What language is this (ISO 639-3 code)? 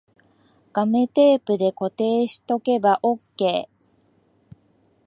jpn